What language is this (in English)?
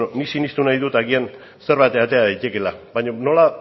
Basque